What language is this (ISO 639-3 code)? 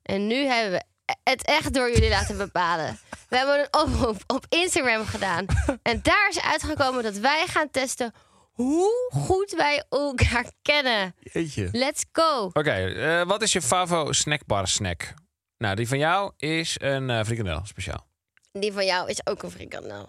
nld